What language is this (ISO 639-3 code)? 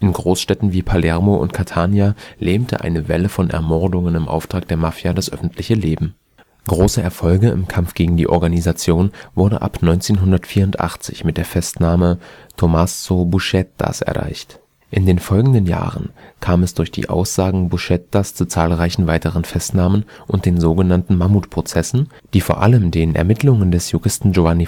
deu